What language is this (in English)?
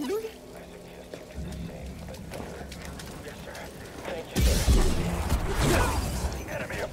German